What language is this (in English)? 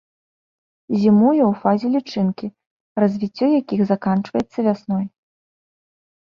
Belarusian